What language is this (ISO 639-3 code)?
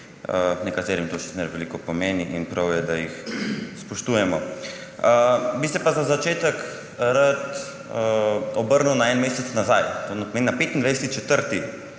slv